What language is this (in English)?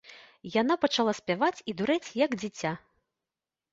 Belarusian